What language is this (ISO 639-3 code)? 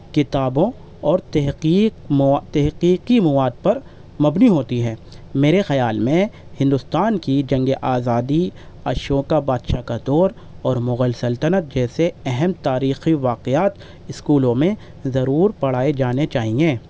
urd